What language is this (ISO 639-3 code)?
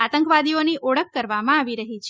guj